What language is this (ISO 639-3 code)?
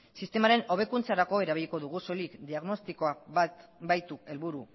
eus